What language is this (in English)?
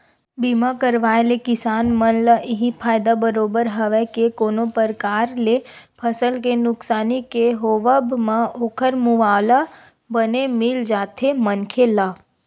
Chhattisgarhi